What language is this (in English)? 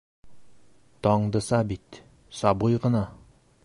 Bashkir